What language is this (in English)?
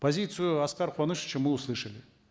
Kazakh